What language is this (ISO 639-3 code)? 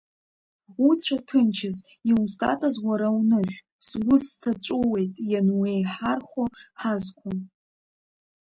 abk